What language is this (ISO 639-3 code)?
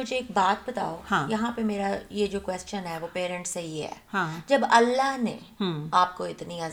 urd